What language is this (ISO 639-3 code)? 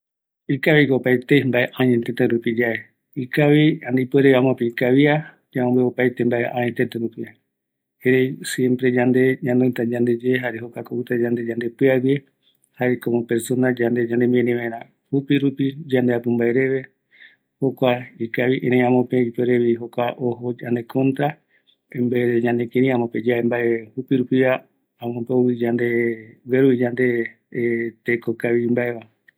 gui